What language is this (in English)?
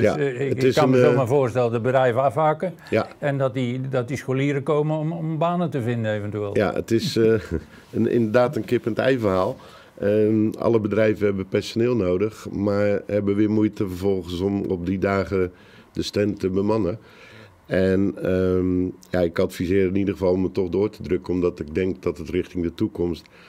Dutch